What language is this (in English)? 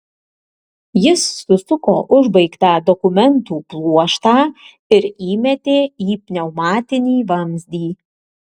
Lithuanian